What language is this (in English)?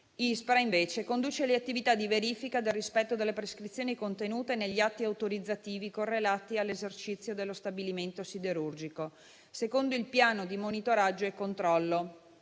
Italian